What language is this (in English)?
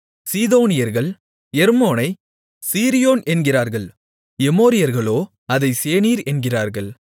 Tamil